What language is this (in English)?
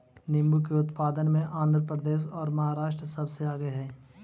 Magahi